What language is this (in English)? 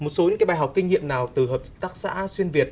Vietnamese